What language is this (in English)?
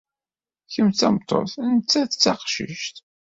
Kabyle